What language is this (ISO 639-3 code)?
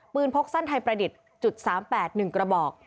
tha